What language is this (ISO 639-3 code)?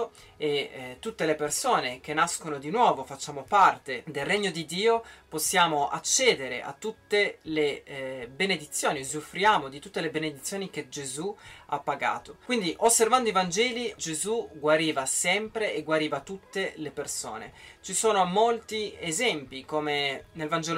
ita